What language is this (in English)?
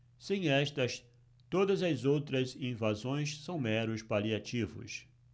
Portuguese